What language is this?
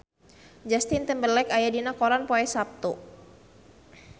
Sundanese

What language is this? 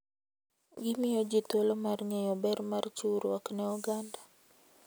Luo (Kenya and Tanzania)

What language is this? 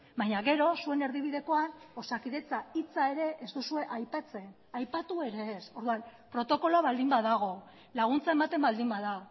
Basque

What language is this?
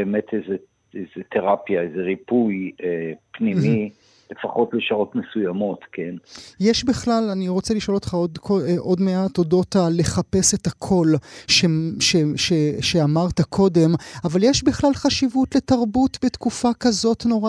Hebrew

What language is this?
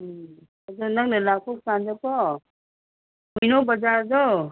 Manipuri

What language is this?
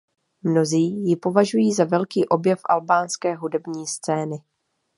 Czech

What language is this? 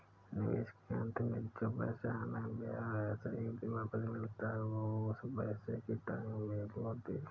Hindi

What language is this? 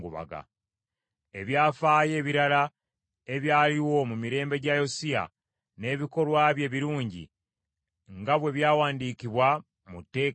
Ganda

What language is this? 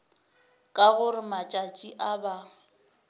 Northern Sotho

